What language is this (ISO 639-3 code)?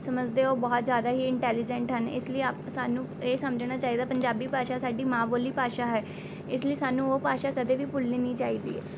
pan